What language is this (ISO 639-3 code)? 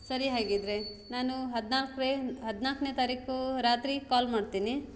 kan